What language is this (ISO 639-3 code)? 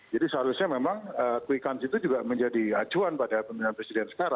ind